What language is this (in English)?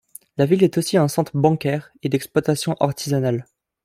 French